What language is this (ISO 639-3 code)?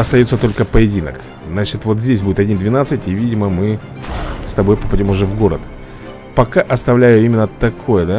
rus